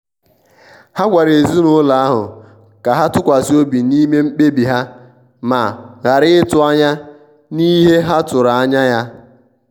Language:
Igbo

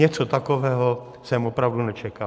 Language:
Czech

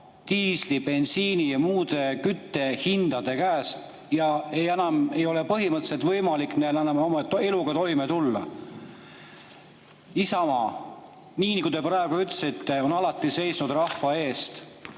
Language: Estonian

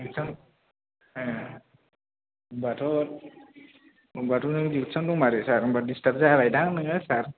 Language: Bodo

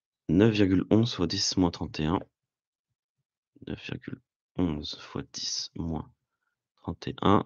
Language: French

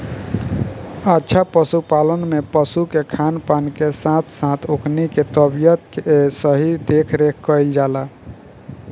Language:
Bhojpuri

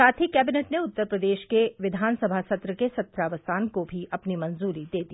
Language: Hindi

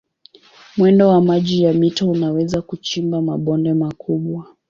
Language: Swahili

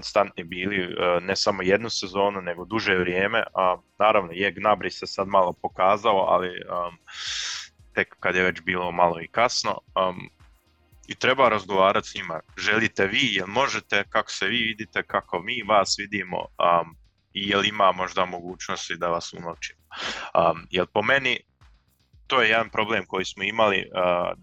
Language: Croatian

